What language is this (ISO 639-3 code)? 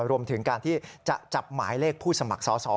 tha